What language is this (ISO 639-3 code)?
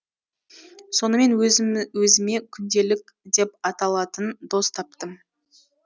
kaz